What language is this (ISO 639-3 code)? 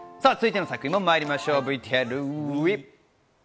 jpn